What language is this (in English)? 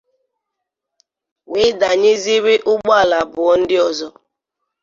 Igbo